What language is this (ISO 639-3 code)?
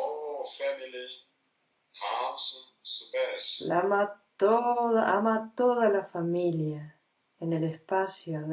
spa